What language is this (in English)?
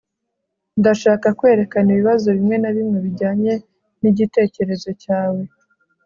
Kinyarwanda